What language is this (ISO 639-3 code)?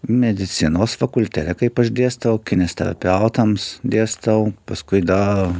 lit